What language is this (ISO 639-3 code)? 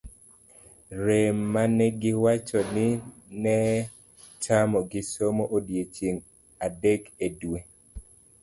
luo